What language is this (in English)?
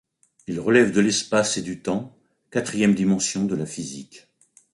French